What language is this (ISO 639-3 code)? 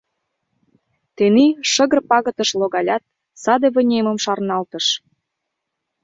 chm